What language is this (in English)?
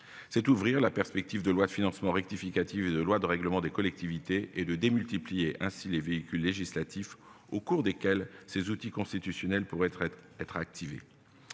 French